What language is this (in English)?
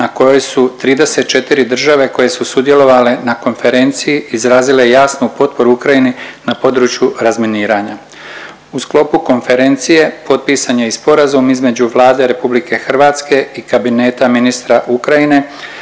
Croatian